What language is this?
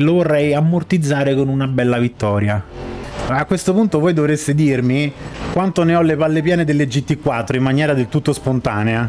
Italian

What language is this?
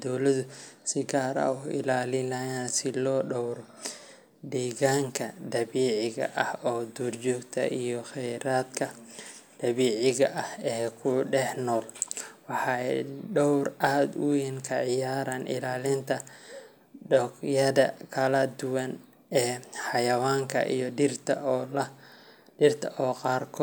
Somali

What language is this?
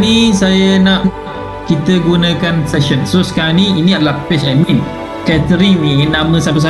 Malay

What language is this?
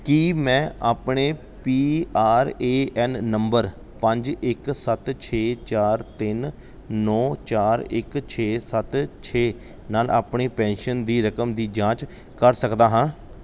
Punjabi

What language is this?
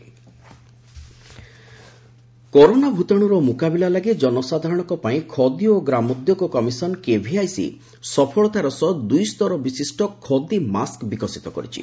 Odia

